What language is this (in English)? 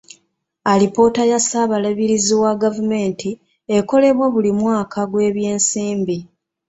Ganda